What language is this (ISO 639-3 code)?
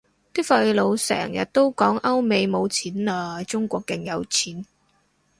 yue